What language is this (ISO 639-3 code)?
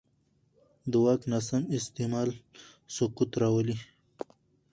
pus